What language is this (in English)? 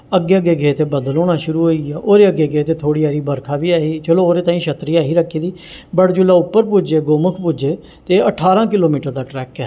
Dogri